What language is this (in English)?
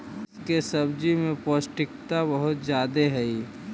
Magahi